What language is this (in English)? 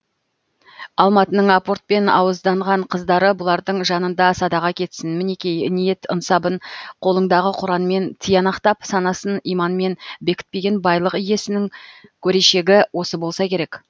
Kazakh